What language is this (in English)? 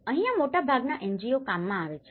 Gujarati